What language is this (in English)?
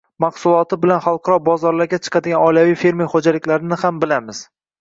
Uzbek